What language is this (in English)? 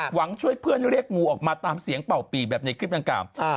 Thai